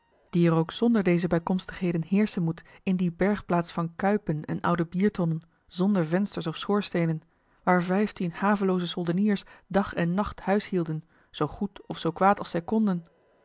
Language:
Dutch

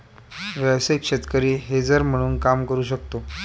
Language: Marathi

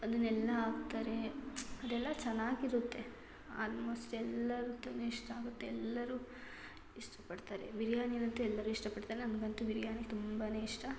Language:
Kannada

